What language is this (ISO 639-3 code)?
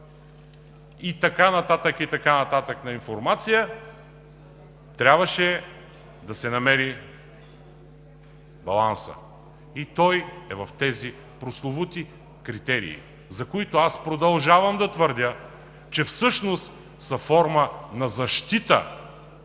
bul